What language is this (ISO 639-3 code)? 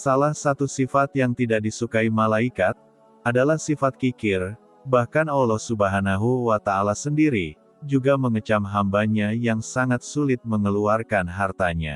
ind